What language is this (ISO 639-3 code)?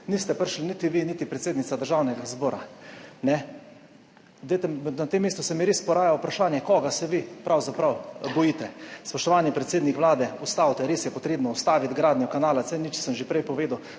slv